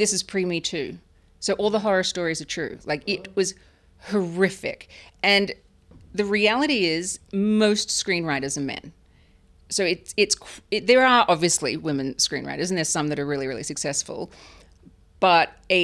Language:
English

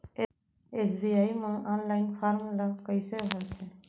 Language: Chhattisgarhi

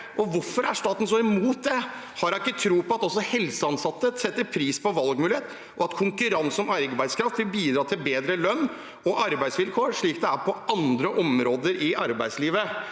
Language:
Norwegian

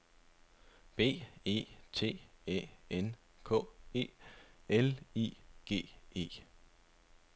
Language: Danish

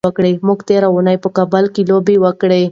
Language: Pashto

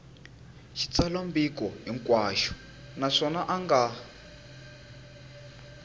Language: Tsonga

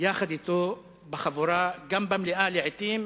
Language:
Hebrew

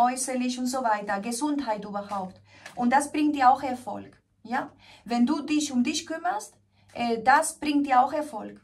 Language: German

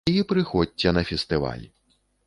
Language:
Belarusian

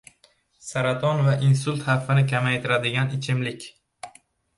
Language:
Uzbek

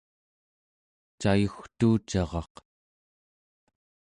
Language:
Central Yupik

